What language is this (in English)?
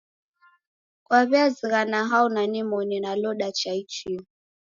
Taita